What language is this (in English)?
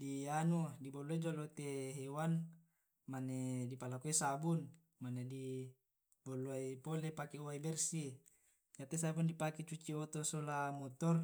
Tae'